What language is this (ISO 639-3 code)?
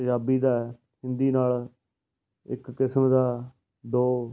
pan